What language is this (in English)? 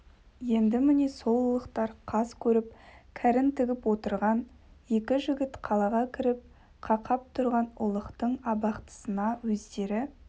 Kazakh